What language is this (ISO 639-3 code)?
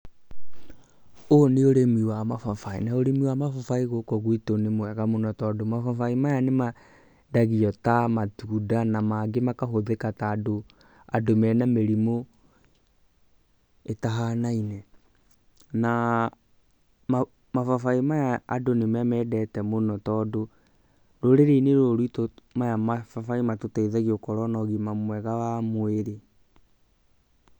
kik